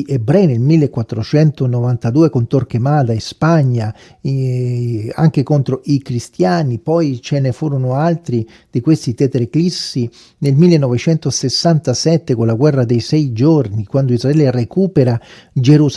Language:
Italian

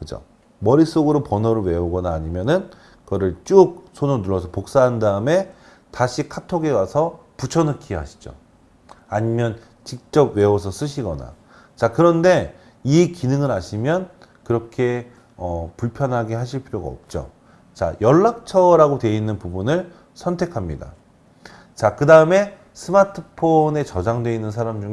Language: Korean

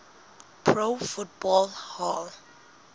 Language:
Southern Sotho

